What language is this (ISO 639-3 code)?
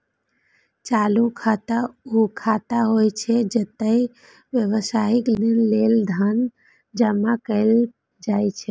mai